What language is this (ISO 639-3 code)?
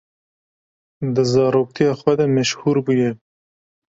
kur